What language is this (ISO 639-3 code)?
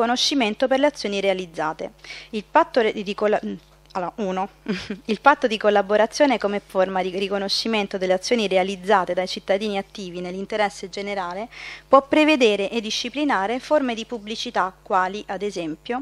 ita